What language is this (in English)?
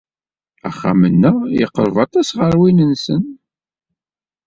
Kabyle